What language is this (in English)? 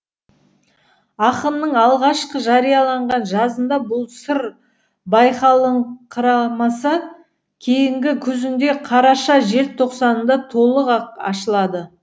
Kazakh